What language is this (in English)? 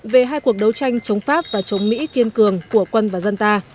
Vietnamese